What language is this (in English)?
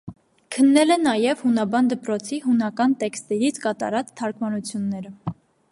Armenian